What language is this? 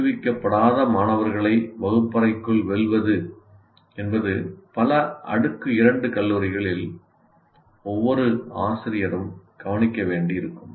Tamil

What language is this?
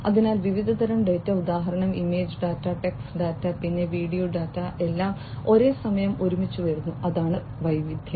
Malayalam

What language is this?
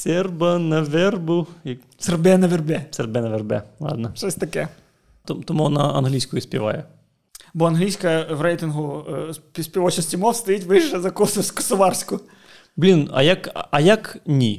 Ukrainian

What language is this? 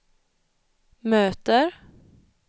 Swedish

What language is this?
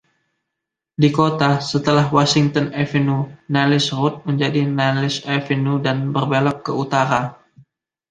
Indonesian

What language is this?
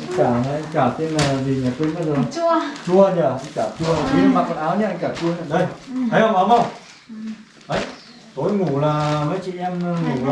Vietnamese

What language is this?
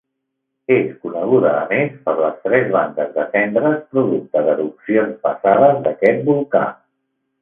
Catalan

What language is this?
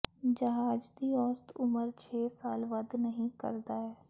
Punjabi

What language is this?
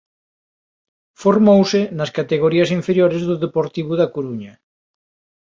Galician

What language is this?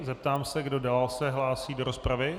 Czech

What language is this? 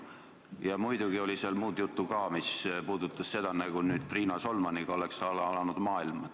Estonian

